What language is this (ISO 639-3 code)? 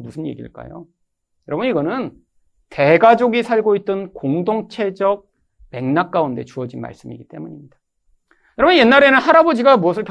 kor